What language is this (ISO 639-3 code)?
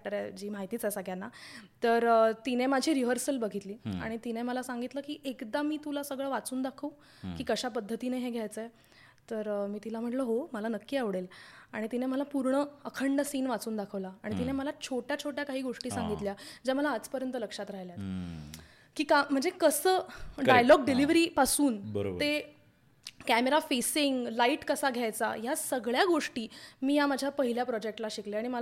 mar